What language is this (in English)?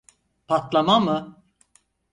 Turkish